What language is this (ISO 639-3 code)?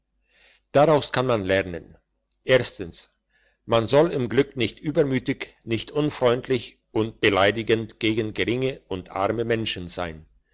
deu